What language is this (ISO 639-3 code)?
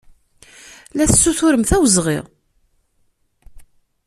kab